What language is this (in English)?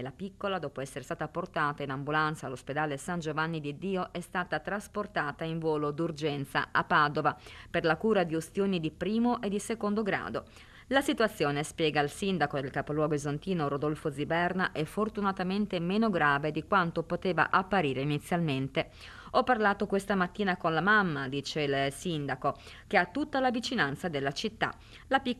Italian